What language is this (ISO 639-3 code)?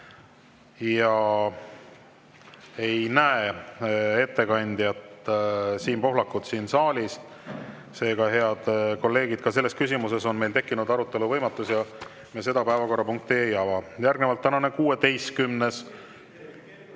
est